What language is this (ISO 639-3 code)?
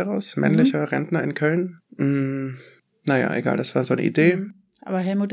deu